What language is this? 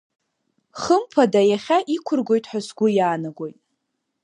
Abkhazian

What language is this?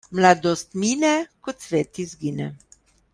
Slovenian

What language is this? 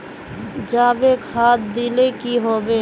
Magahi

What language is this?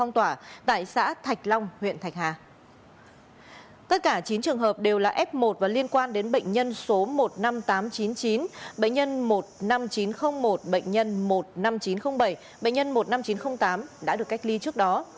Vietnamese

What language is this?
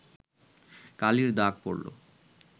Bangla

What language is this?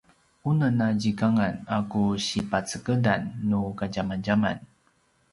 Paiwan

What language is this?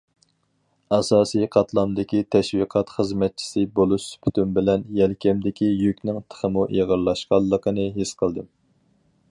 Uyghur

